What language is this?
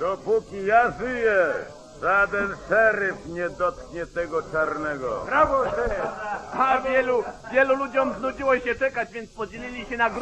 Polish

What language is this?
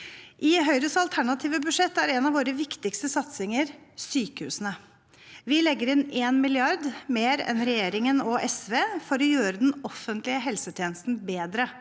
Norwegian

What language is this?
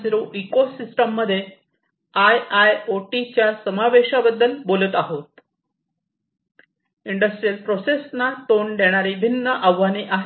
Marathi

